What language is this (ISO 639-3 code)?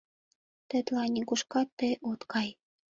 chm